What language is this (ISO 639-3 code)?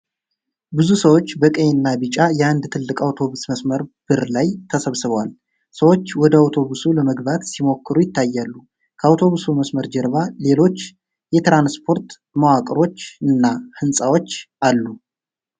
amh